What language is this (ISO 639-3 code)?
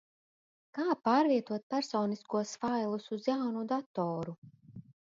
lav